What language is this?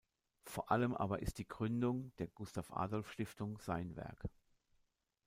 German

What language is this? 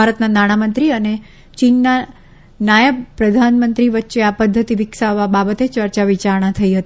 Gujarati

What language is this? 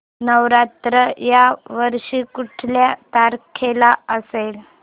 Marathi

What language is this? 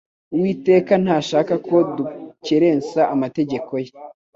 Kinyarwanda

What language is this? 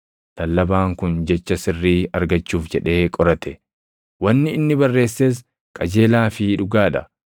Oromo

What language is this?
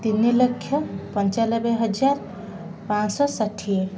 Odia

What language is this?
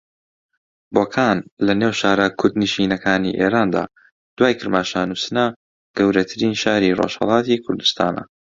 Central Kurdish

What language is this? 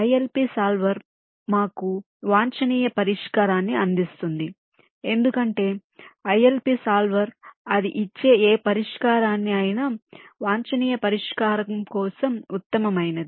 Telugu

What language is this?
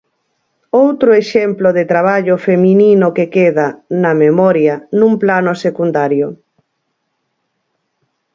Galician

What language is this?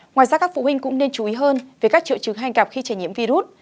Vietnamese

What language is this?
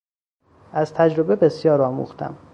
Persian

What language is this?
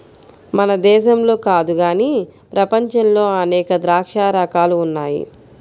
Telugu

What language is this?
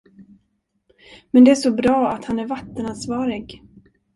Swedish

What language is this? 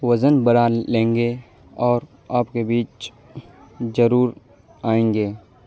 Urdu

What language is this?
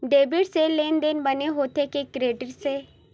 Chhattisgarhi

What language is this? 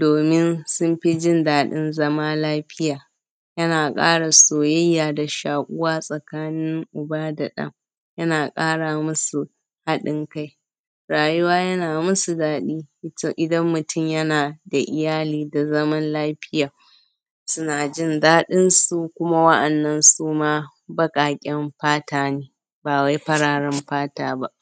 Hausa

